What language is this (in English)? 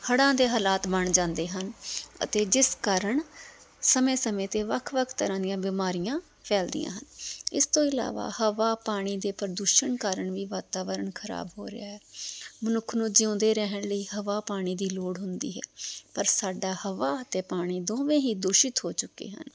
Punjabi